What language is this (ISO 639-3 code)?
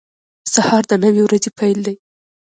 pus